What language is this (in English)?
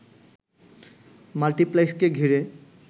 Bangla